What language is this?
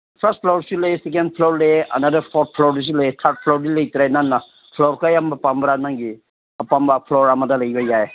Manipuri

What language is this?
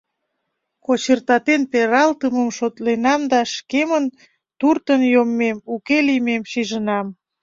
Mari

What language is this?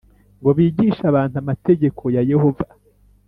Kinyarwanda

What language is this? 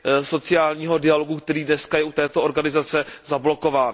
Czech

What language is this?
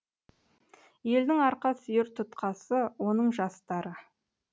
Kazakh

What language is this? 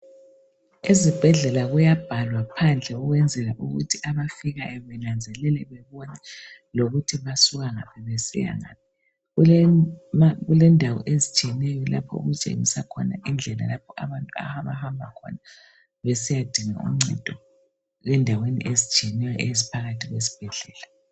North Ndebele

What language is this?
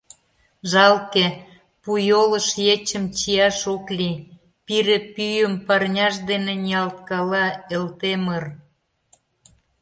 Mari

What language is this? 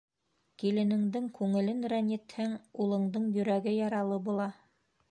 Bashkir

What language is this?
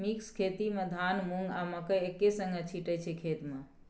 Maithili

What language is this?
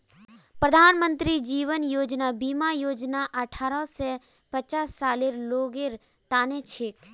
Magahi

